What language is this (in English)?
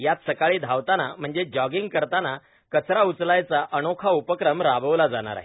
Marathi